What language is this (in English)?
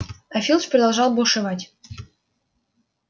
Russian